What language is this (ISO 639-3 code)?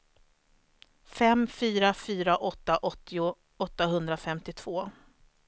swe